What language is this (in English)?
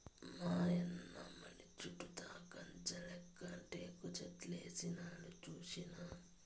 Telugu